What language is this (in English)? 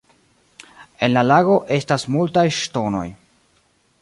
Esperanto